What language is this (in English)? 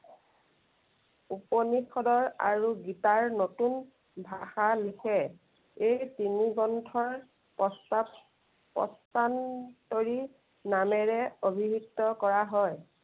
Assamese